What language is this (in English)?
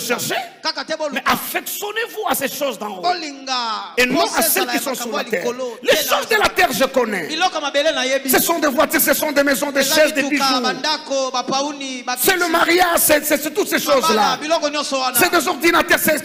French